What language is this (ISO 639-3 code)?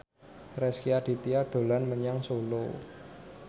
jav